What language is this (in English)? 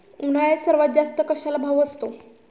Marathi